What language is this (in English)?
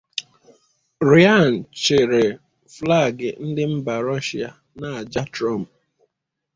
Igbo